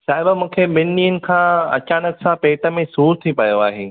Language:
Sindhi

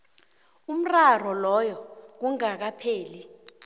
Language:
South Ndebele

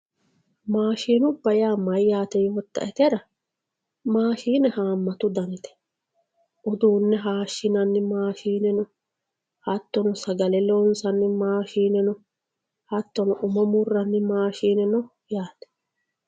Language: Sidamo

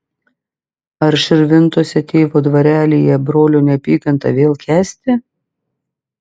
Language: Lithuanian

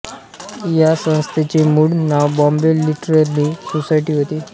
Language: Marathi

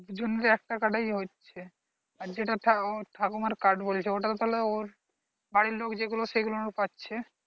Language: Bangla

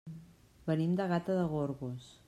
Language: Catalan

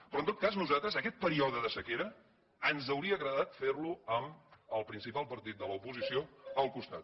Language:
Catalan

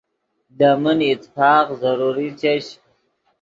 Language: Yidgha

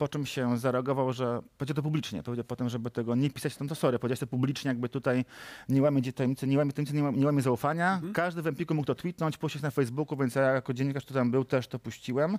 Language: Polish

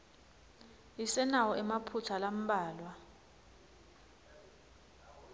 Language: Swati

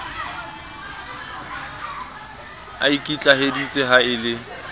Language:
Southern Sotho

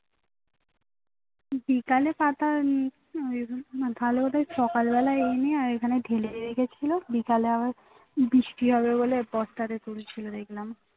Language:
Bangla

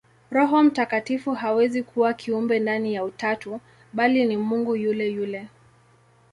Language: Swahili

